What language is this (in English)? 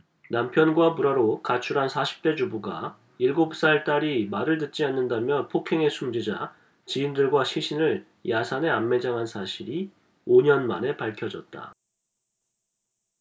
Korean